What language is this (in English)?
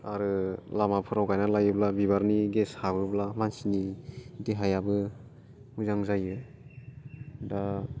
Bodo